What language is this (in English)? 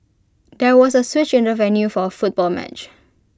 English